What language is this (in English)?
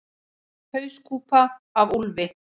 Icelandic